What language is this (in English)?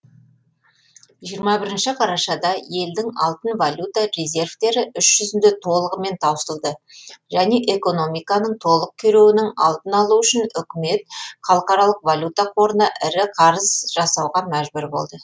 Kazakh